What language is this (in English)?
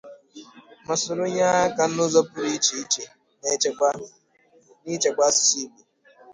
Igbo